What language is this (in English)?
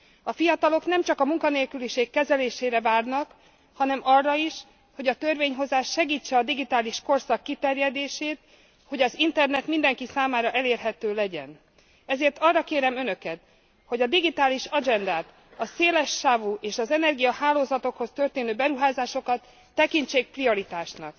Hungarian